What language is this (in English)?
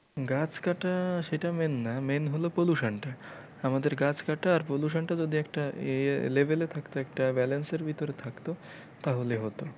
Bangla